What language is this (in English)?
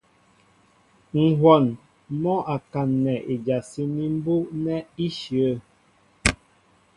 Mbo (Cameroon)